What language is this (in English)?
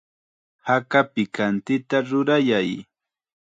Chiquián Ancash Quechua